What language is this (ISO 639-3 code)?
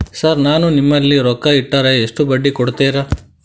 kan